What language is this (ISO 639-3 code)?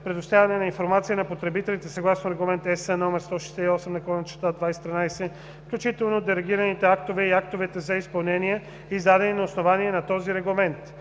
bul